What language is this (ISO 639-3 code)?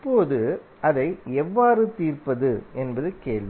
tam